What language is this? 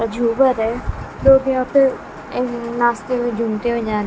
Hindi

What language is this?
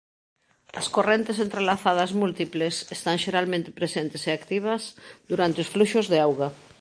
Galician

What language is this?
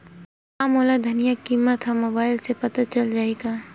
Chhattisgarhi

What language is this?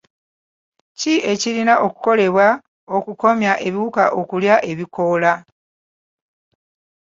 Ganda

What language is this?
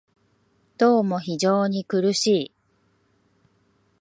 Japanese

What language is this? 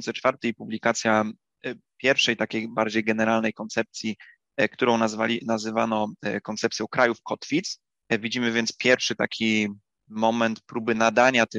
Polish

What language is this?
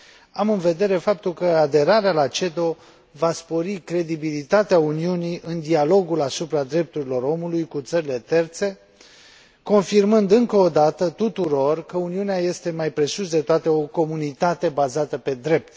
Romanian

